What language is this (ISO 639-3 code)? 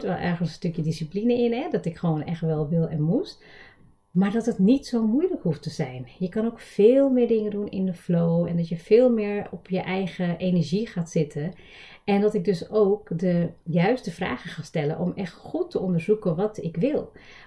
nld